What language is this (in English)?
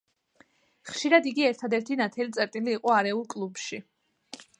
Georgian